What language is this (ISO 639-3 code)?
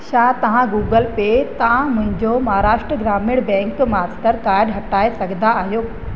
snd